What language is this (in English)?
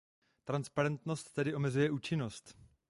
Czech